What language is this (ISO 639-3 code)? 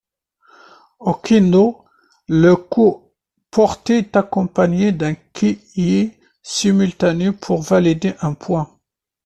fra